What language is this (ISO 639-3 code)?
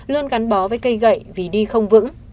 vie